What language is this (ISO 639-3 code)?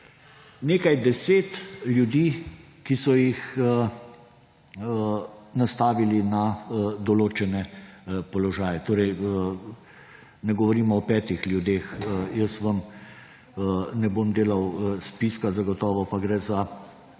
slv